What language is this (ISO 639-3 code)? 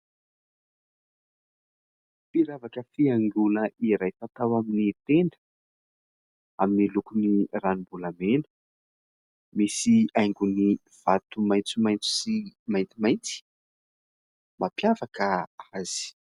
mlg